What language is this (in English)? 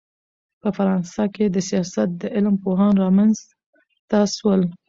Pashto